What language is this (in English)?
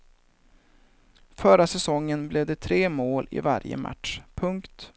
Swedish